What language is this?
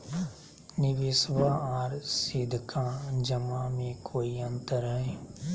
Magahi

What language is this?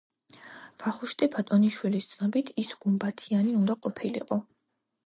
Georgian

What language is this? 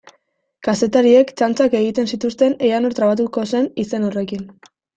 Basque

